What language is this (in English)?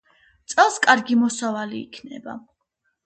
Georgian